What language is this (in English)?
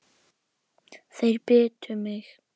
Icelandic